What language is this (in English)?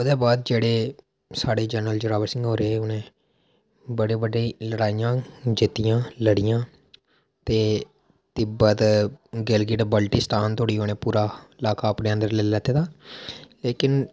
Dogri